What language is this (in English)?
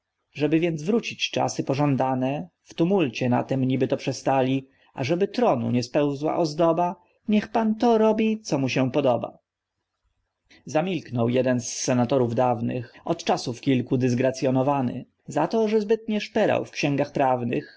Polish